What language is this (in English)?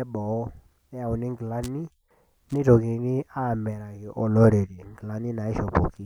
Masai